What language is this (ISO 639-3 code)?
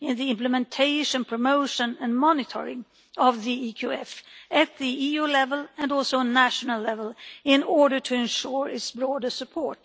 eng